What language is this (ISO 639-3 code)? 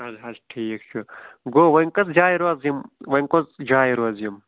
kas